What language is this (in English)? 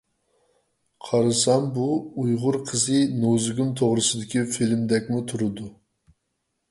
Uyghur